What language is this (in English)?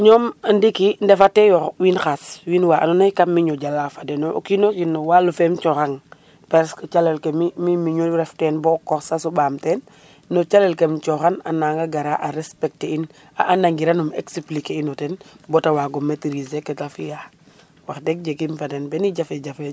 Serer